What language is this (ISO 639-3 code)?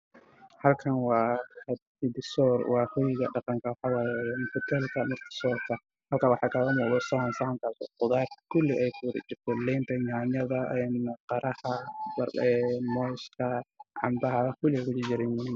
som